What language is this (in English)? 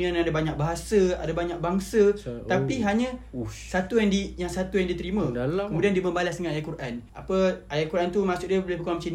Malay